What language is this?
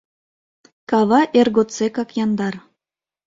Mari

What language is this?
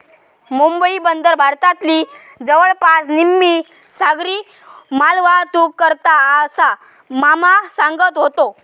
Marathi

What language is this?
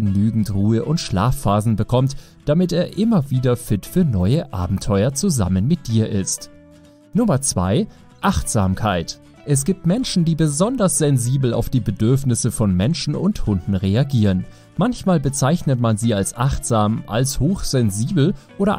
German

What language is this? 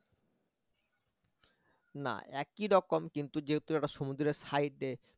Bangla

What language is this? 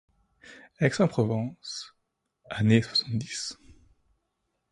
French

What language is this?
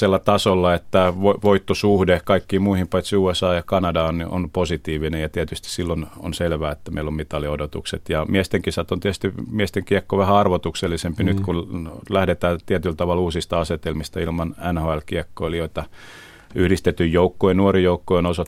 Finnish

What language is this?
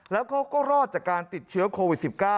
Thai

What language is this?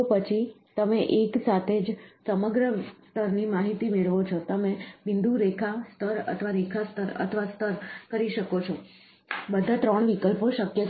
Gujarati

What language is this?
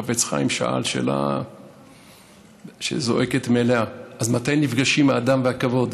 Hebrew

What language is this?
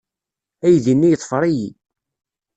Kabyle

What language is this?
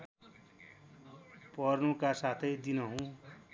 Nepali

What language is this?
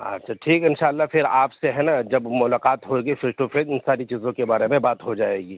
Urdu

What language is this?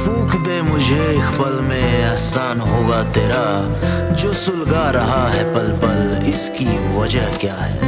Hindi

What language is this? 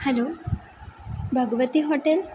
Marathi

